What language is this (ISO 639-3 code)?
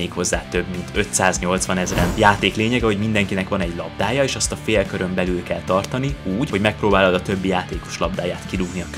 hun